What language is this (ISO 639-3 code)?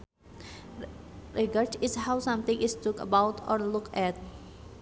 sun